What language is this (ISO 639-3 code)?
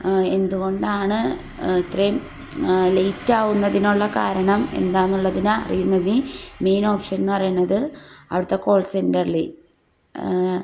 mal